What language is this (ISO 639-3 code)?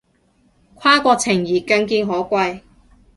yue